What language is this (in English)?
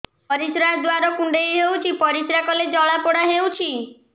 Odia